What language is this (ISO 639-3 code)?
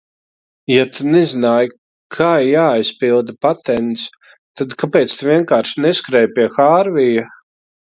lav